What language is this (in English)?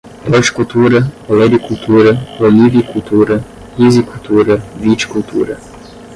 Portuguese